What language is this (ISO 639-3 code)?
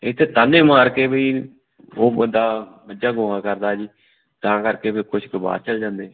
pan